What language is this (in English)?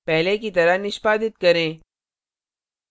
Hindi